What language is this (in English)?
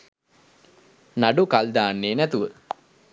Sinhala